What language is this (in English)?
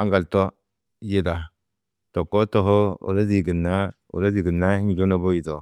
Tedaga